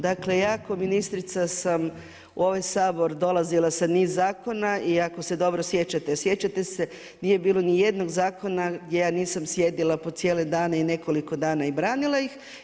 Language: Croatian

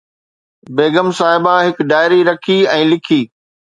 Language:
Sindhi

